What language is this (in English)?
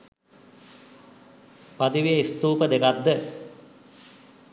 Sinhala